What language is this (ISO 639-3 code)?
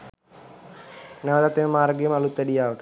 sin